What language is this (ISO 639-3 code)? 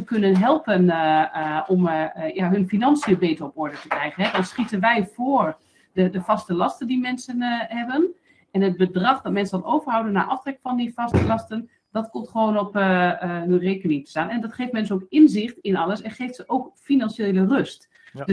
nld